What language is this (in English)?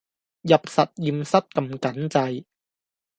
Cantonese